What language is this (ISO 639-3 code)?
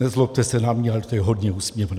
ces